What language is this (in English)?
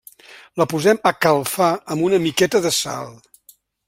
Catalan